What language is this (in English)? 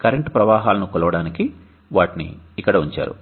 Telugu